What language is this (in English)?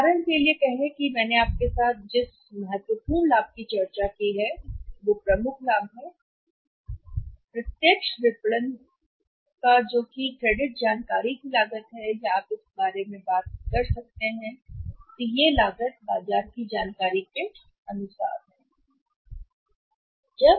Hindi